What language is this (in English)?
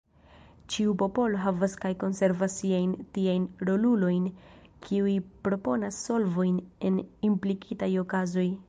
Esperanto